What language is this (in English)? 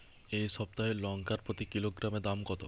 Bangla